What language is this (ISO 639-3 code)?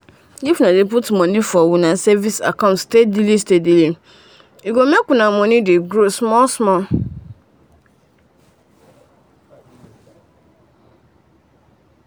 pcm